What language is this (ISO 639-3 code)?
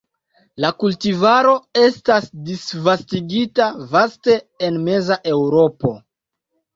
epo